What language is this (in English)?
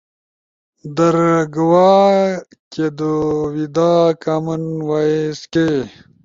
Ushojo